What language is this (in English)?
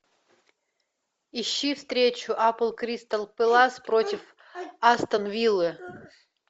Russian